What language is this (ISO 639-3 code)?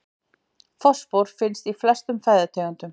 isl